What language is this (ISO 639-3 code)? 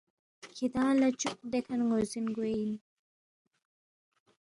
bft